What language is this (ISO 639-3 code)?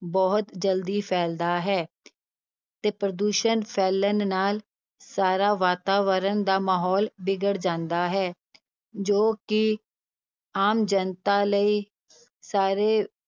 pan